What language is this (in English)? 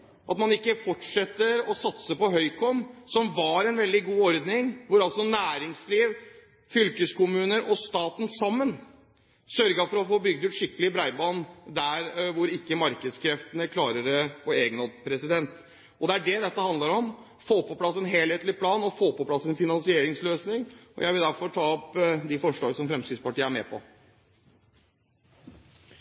Norwegian